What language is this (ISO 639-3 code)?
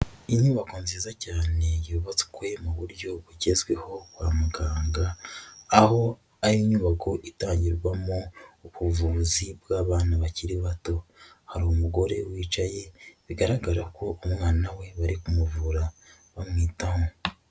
kin